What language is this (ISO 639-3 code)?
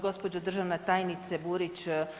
hrv